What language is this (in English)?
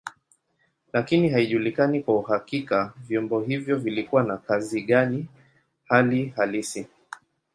Swahili